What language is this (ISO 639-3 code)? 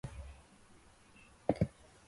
urd